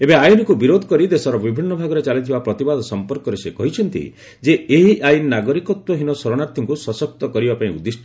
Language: Odia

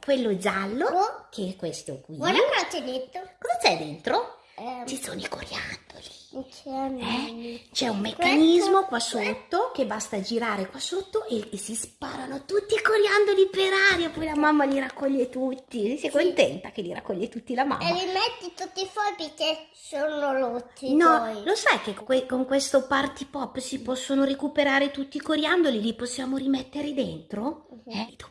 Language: Italian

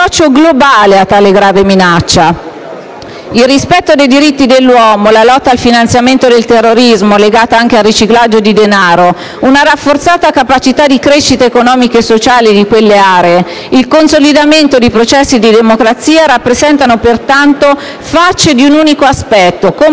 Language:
Italian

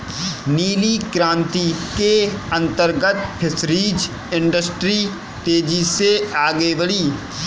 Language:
Hindi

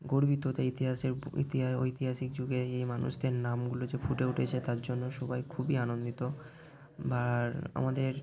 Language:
Bangla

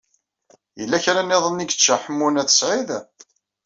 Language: Kabyle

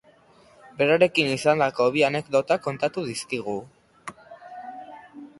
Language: Basque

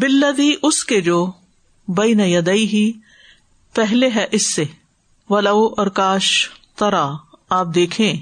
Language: Urdu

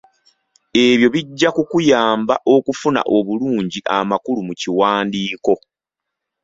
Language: Ganda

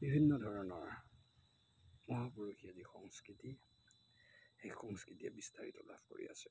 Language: Assamese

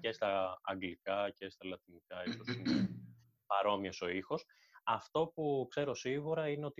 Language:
Greek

